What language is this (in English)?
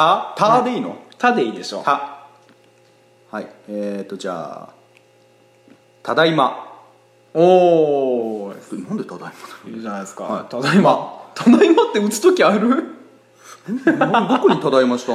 Japanese